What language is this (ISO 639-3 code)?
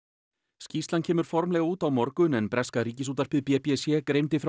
isl